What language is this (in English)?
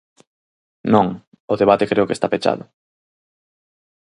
Galician